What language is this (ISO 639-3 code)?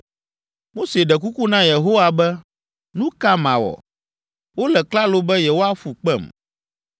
ewe